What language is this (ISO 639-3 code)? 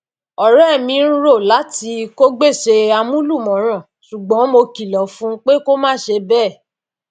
yor